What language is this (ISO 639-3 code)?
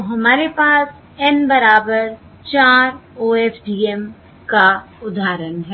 hin